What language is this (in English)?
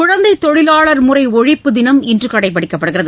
Tamil